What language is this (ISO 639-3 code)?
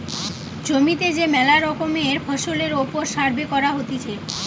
ben